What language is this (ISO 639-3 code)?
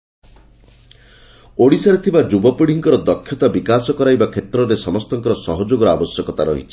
ori